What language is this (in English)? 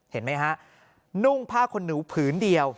Thai